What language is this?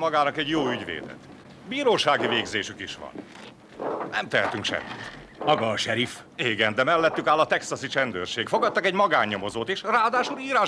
Hungarian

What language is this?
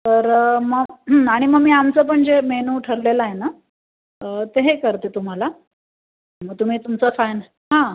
Marathi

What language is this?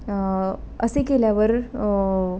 Marathi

